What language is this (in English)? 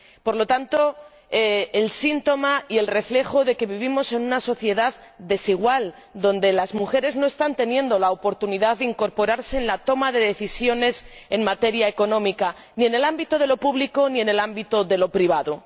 Spanish